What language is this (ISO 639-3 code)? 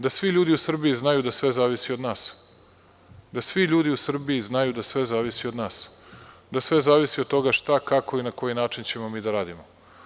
srp